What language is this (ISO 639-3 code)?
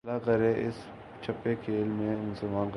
urd